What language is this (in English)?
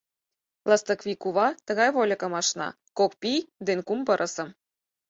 Mari